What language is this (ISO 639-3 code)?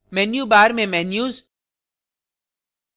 hin